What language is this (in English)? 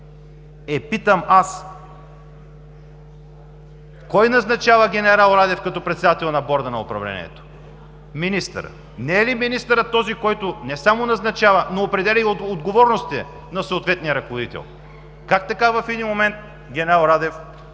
Bulgarian